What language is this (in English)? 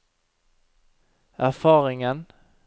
Norwegian